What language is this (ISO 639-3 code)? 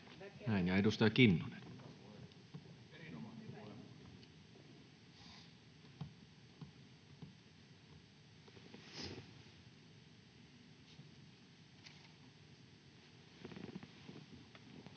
fin